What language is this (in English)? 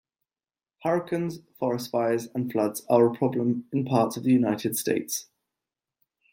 English